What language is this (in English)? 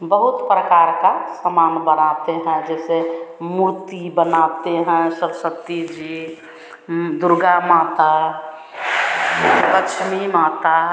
Hindi